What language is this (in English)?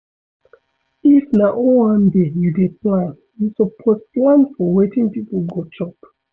Nigerian Pidgin